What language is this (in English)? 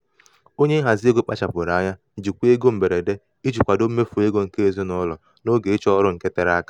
Igbo